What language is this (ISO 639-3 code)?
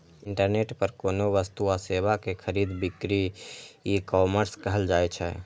mai